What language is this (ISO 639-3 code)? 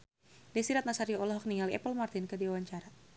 sun